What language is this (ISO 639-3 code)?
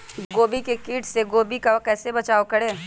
mag